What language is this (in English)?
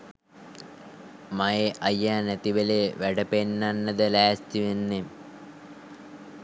Sinhala